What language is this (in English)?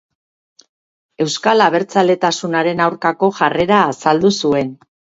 Basque